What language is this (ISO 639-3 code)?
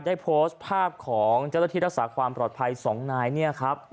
tha